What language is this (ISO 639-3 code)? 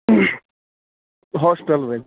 kas